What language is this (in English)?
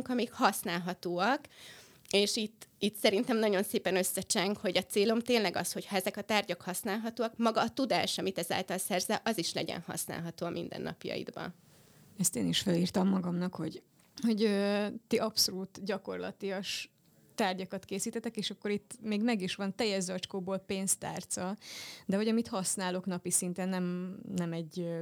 Hungarian